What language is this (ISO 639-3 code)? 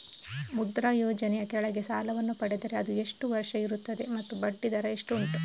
kan